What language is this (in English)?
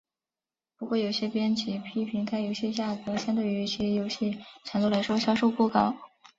Chinese